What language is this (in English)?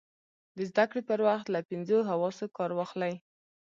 Pashto